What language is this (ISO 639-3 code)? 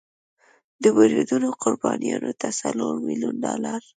pus